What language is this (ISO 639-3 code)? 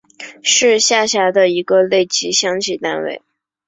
zho